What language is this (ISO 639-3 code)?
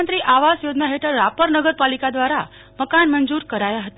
guj